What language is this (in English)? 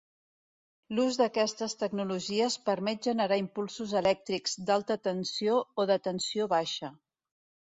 Catalan